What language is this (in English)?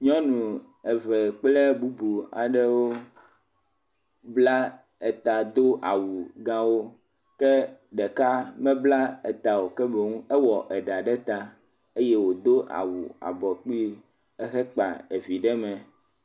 Ewe